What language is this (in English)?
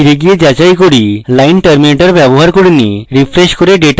Bangla